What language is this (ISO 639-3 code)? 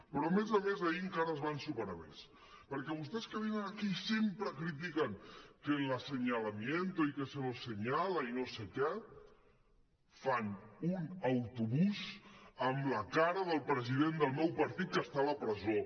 cat